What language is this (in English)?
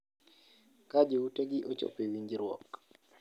Luo (Kenya and Tanzania)